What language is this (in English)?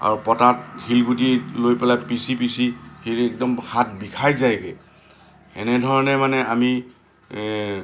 Assamese